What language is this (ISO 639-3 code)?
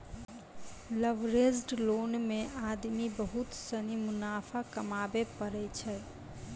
mai